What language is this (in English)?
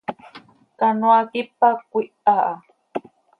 Seri